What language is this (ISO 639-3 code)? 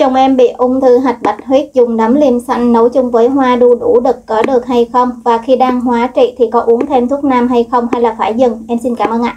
vie